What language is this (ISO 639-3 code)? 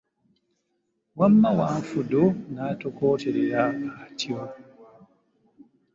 lug